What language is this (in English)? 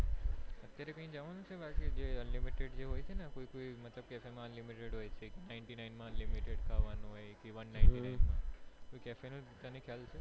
Gujarati